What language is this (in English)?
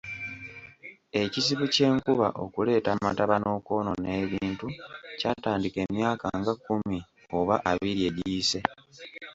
Ganda